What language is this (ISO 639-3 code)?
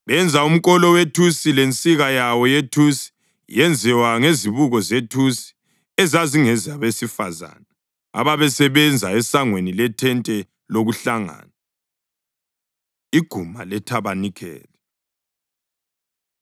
nde